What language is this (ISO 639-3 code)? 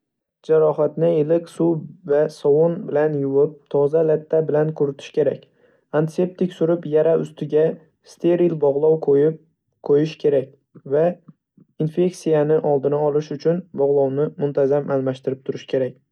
uzb